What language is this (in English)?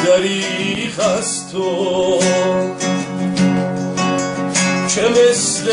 Persian